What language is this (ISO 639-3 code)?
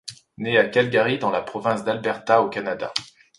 fra